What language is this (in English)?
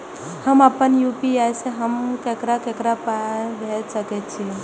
Maithili